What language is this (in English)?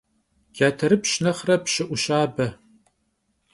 Kabardian